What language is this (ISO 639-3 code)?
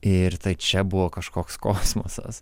lit